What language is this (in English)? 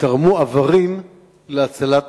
Hebrew